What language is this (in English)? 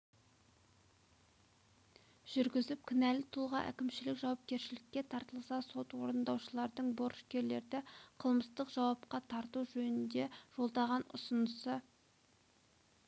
Kazakh